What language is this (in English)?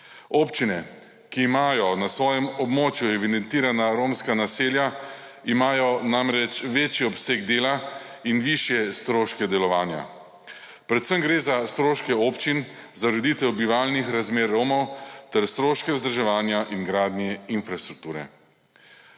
Slovenian